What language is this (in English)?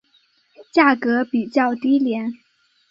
Chinese